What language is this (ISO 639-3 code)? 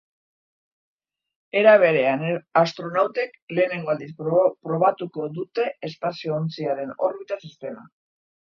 eus